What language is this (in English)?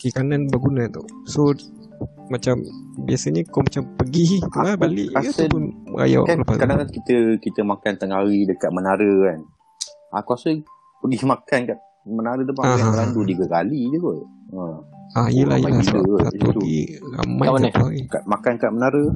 Malay